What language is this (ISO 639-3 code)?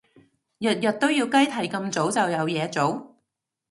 yue